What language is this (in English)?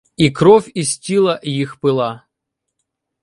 Ukrainian